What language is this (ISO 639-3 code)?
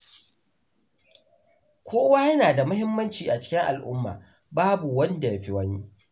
hau